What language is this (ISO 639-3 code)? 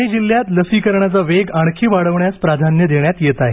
mar